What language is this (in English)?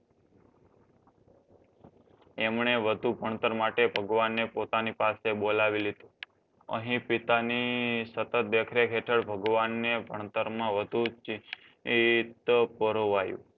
Gujarati